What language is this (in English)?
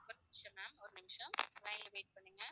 Tamil